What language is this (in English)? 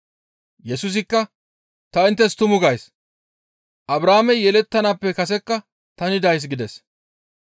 Gamo